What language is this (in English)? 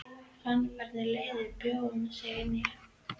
Icelandic